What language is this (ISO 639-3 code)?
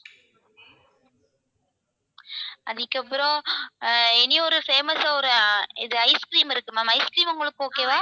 tam